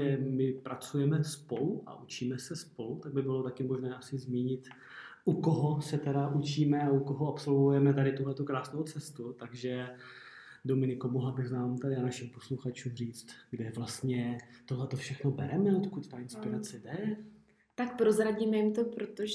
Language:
Czech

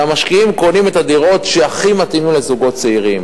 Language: Hebrew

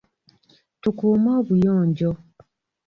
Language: Ganda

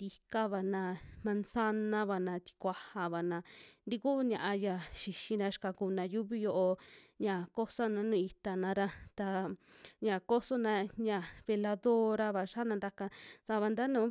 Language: Western Juxtlahuaca Mixtec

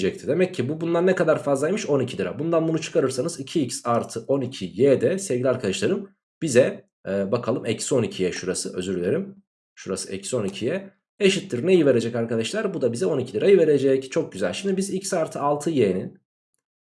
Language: Turkish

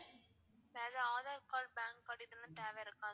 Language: Tamil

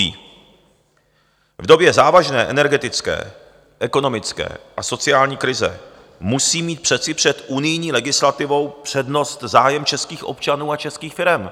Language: Czech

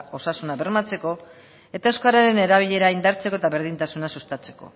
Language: Basque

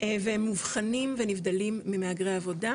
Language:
Hebrew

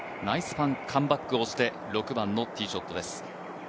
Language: Japanese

